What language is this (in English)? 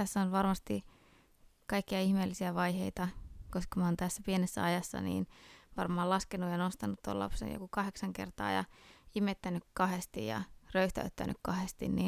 Finnish